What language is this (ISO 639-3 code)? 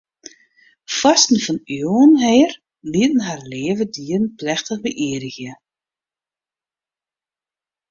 fry